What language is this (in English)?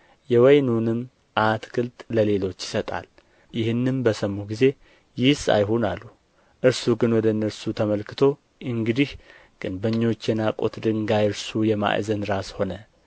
Amharic